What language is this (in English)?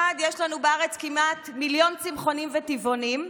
Hebrew